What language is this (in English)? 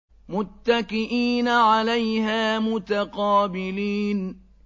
Arabic